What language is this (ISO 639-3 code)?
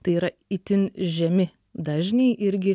lit